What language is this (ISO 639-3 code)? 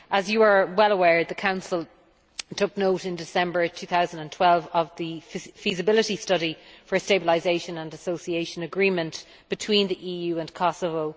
eng